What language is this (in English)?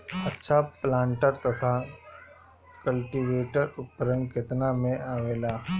Bhojpuri